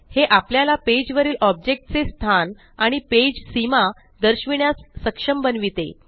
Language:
Marathi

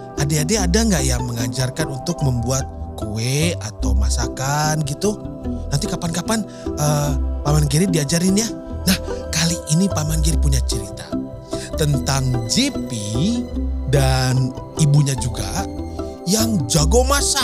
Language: Indonesian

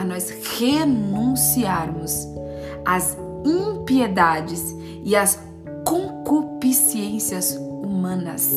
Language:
Portuguese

